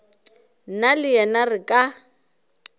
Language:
Northern Sotho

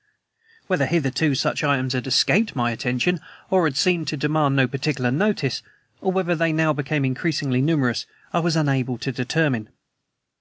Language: English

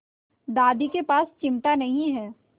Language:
Hindi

